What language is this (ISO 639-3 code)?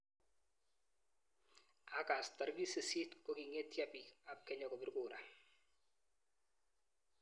kln